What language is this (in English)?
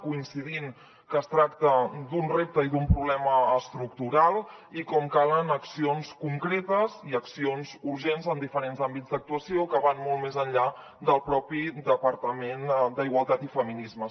Catalan